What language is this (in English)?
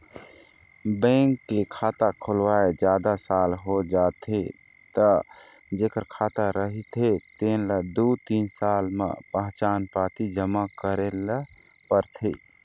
Chhattisgarhi